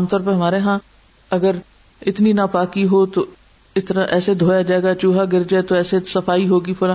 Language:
Urdu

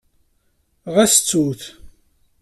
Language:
Kabyle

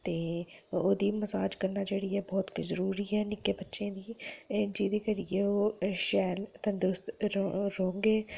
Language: Dogri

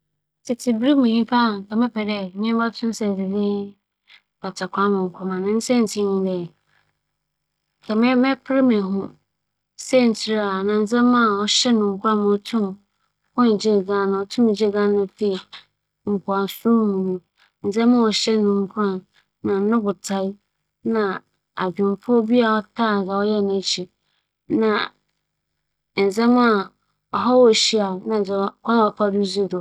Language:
Akan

